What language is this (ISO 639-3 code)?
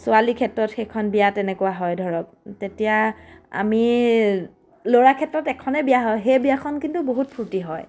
asm